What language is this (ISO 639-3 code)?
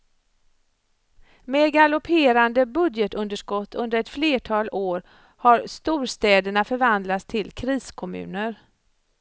swe